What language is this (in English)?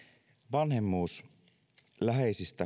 Finnish